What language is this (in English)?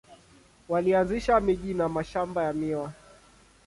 Swahili